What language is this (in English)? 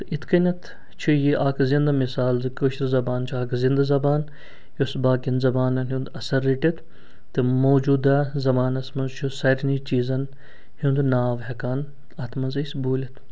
Kashmiri